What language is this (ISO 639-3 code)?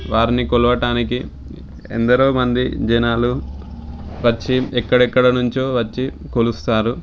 tel